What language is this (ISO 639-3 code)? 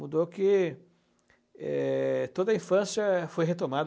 por